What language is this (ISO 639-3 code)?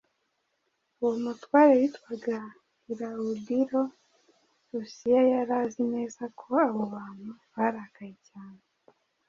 kin